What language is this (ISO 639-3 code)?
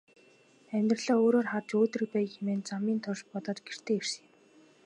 mon